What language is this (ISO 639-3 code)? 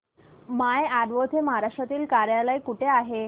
mar